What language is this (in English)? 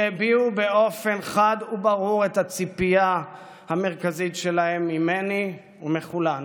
Hebrew